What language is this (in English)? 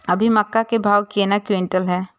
Maithili